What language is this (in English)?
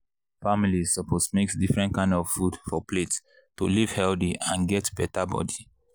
Nigerian Pidgin